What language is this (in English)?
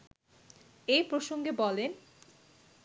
Bangla